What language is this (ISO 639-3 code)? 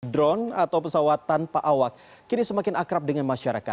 ind